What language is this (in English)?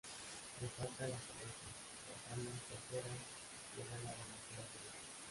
Spanish